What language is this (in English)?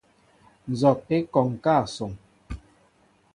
Mbo (Cameroon)